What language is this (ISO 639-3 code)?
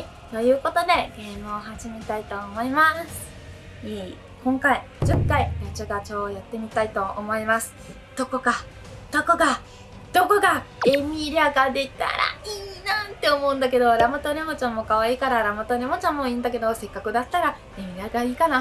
jpn